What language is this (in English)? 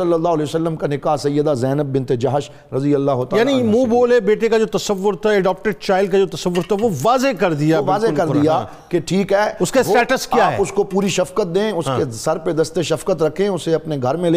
Urdu